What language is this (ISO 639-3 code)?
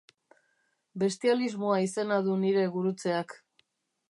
eus